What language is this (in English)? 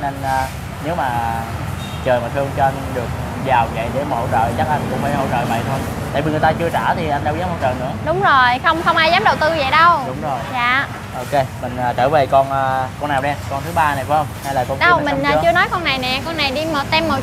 Vietnamese